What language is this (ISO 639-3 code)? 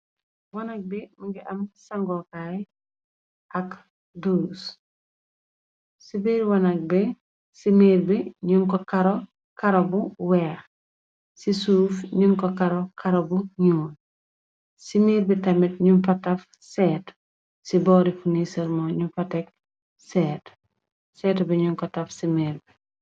wol